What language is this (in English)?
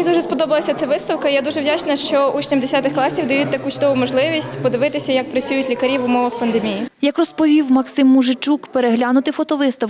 Ukrainian